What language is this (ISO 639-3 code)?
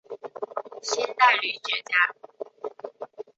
zho